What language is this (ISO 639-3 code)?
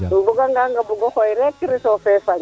srr